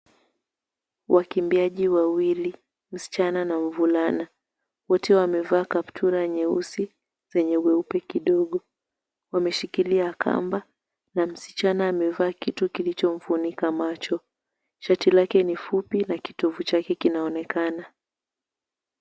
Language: Swahili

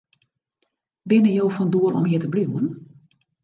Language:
Western Frisian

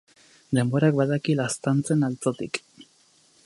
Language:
Basque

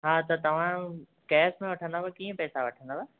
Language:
Sindhi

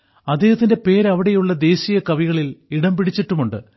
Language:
Malayalam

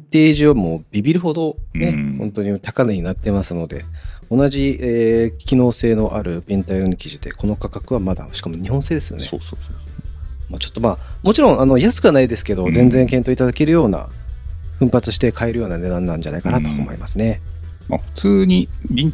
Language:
Japanese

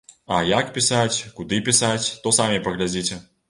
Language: Belarusian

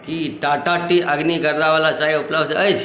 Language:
Maithili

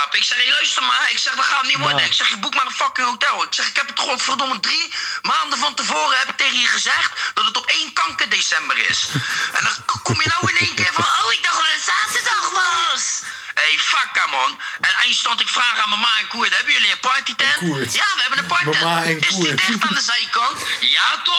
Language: Dutch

